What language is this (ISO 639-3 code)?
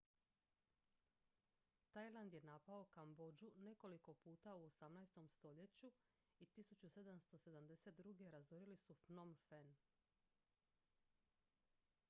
hrv